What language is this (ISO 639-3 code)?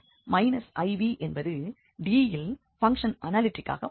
tam